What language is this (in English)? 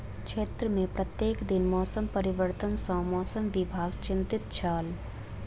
Maithili